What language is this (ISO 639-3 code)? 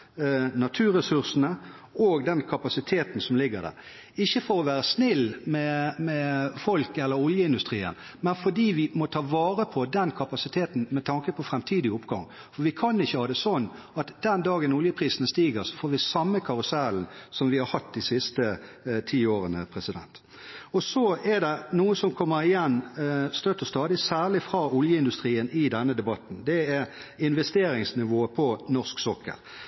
nob